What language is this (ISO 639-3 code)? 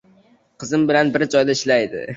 uzb